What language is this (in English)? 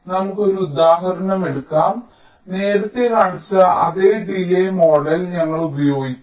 Malayalam